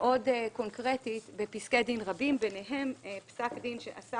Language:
Hebrew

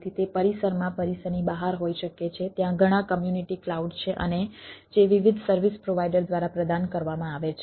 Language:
Gujarati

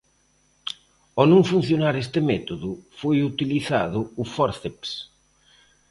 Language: Galician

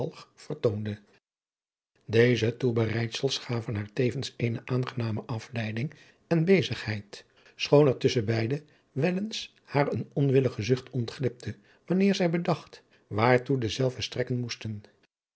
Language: Dutch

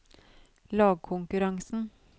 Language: Norwegian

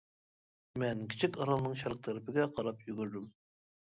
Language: Uyghur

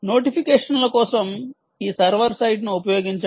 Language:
Telugu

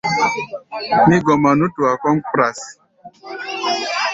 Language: Gbaya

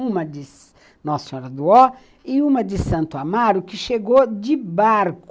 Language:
Portuguese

